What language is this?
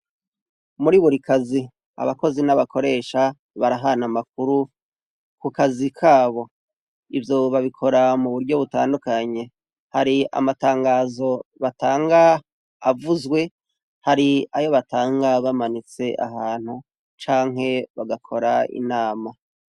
Rundi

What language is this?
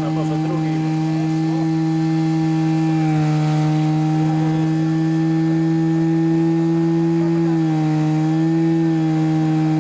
Polish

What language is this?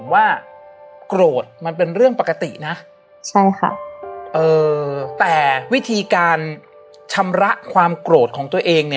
Thai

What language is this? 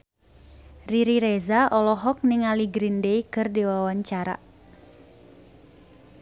Sundanese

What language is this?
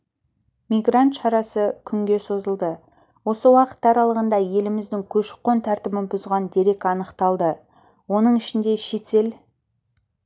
Kazakh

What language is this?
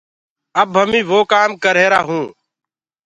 Gurgula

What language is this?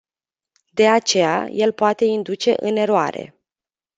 Romanian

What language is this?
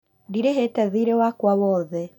Kikuyu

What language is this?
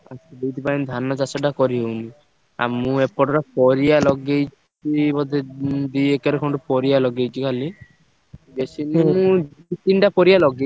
Odia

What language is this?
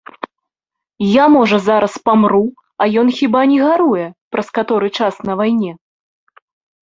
Belarusian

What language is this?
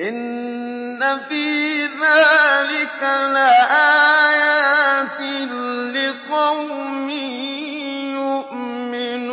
Arabic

